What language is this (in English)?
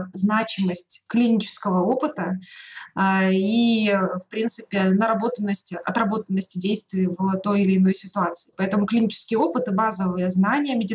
Russian